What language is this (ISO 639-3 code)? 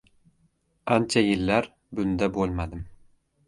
uzb